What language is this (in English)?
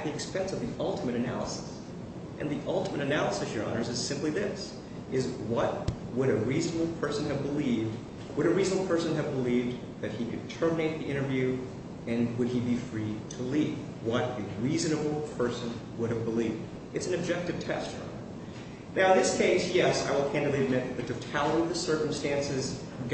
English